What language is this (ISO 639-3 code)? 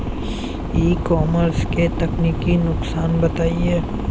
hin